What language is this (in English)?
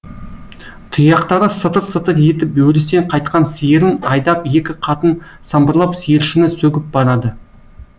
Kazakh